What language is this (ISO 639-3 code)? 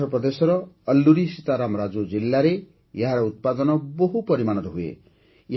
ori